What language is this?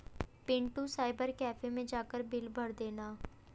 Hindi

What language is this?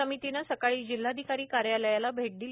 Marathi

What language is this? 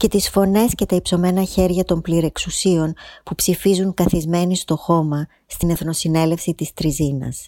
Greek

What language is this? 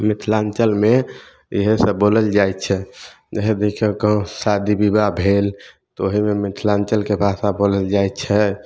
Maithili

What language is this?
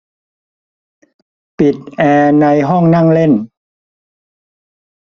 Thai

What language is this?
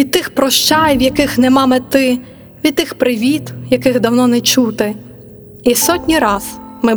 Ukrainian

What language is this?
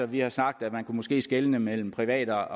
Danish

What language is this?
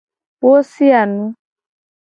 Gen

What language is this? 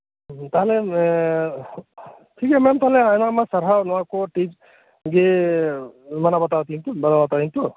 Santali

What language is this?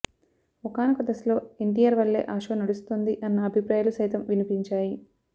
Telugu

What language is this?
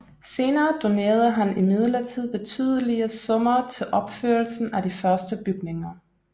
Danish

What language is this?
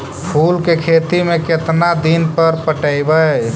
Magahi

